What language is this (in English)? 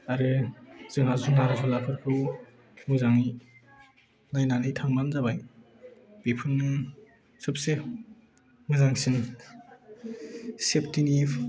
Bodo